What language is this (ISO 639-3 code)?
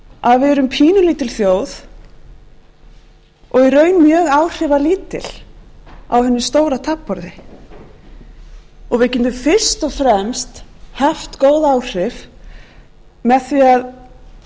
isl